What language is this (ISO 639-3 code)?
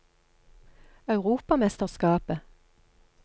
nor